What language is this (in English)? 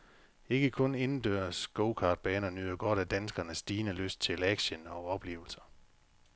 Danish